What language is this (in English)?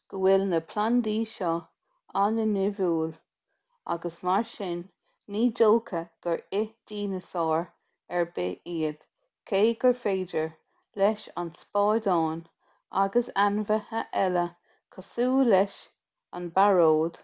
Irish